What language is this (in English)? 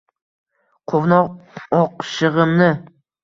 Uzbek